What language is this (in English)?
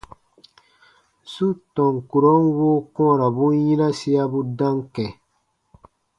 Baatonum